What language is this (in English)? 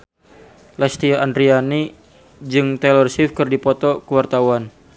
Sundanese